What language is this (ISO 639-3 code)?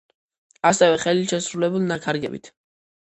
kat